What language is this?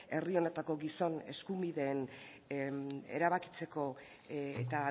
Basque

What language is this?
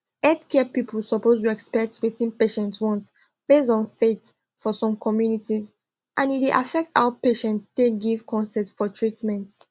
Nigerian Pidgin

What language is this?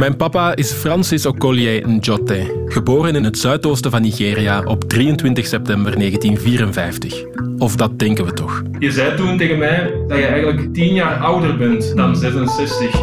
Dutch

